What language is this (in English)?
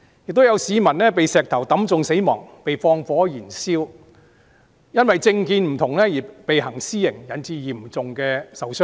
Cantonese